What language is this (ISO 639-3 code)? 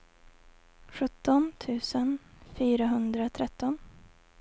swe